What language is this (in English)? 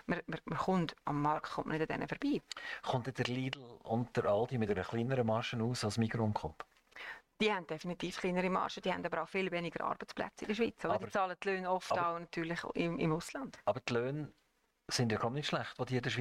German